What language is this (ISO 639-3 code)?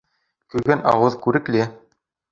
bak